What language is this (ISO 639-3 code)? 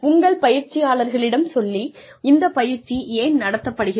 tam